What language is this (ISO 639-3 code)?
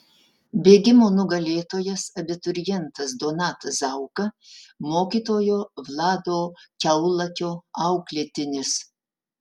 lit